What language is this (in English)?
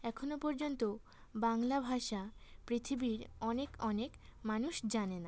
Bangla